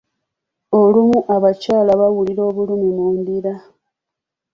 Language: Ganda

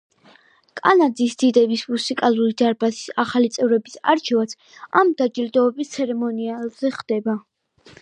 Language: Georgian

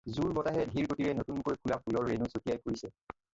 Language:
Assamese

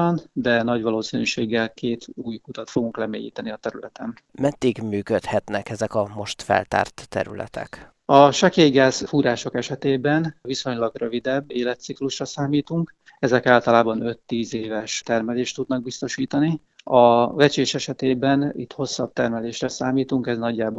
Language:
Hungarian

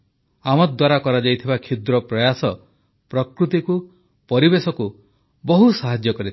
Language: Odia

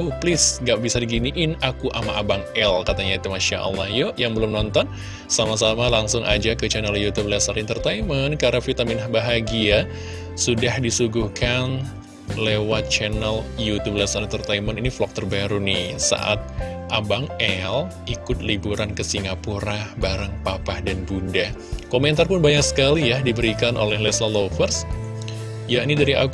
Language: Indonesian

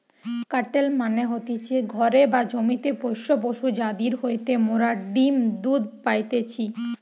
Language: Bangla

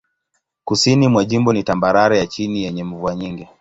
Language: Swahili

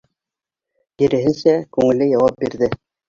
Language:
Bashkir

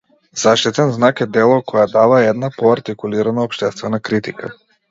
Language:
Macedonian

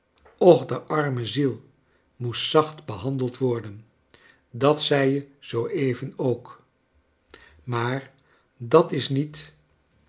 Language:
Dutch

